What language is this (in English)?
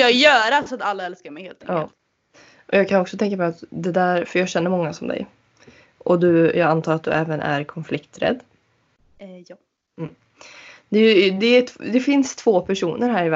Swedish